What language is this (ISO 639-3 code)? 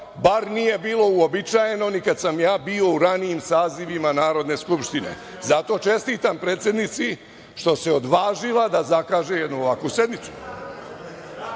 srp